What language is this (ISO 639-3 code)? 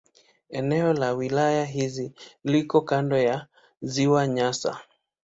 swa